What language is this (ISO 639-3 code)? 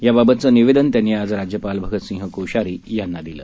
mar